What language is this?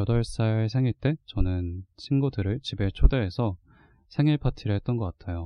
Korean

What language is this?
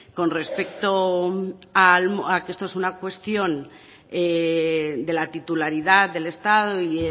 Spanish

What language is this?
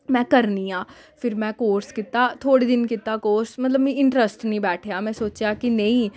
Dogri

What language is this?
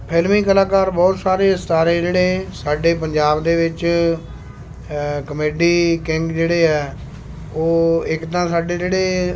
Punjabi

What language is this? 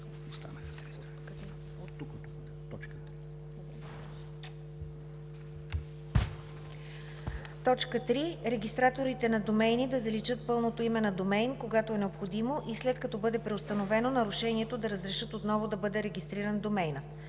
Bulgarian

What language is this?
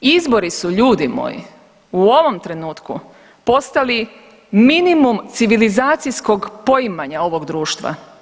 Croatian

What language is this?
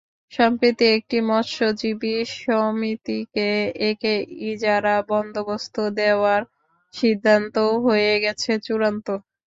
Bangla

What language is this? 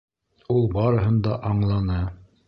Bashkir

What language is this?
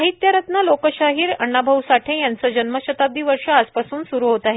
Marathi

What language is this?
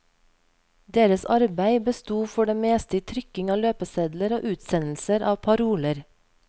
Norwegian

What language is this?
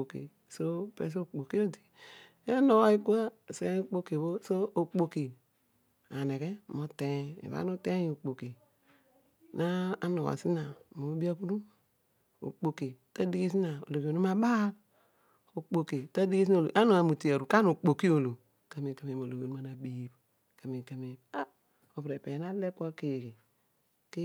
Odual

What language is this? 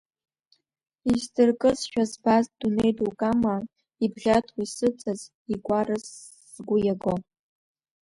Abkhazian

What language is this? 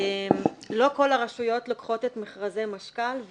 Hebrew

